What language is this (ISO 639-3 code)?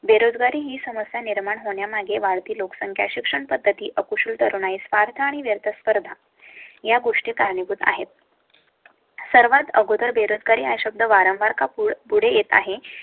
mar